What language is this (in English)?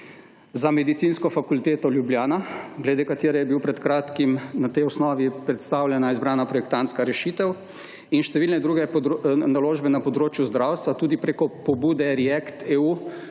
Slovenian